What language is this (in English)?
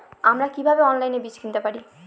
Bangla